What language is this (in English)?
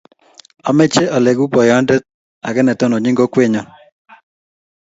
Kalenjin